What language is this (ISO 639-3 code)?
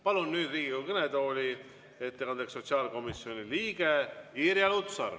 est